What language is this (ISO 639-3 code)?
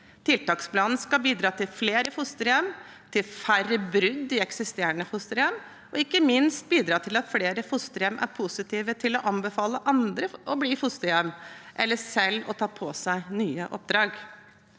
nor